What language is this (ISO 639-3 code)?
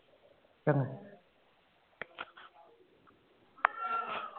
pan